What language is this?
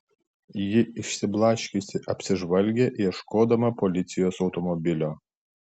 Lithuanian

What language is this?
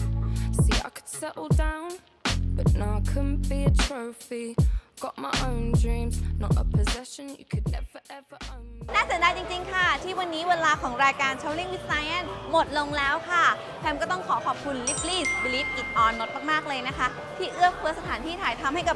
Thai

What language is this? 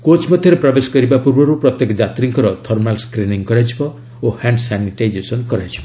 Odia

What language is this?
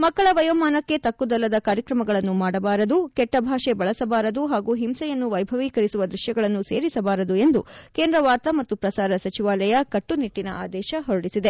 Kannada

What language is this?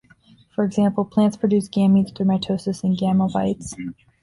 English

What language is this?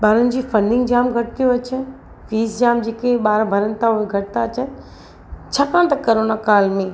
Sindhi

